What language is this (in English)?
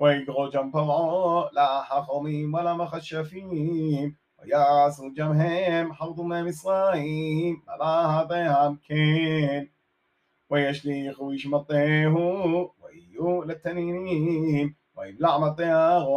Hebrew